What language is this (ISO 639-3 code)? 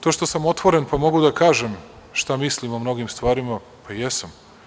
srp